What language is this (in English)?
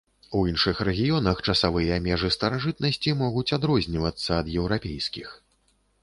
Belarusian